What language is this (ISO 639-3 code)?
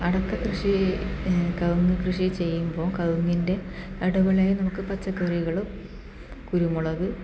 mal